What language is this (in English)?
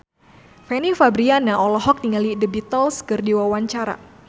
Sundanese